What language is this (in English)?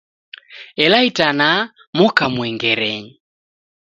Taita